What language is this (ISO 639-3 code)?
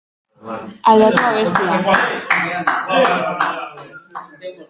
eus